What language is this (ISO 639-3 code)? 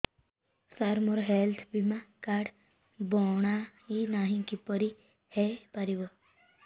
ori